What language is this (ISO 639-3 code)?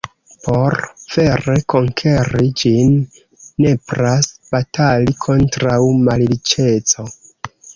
epo